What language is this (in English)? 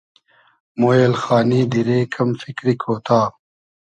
Hazaragi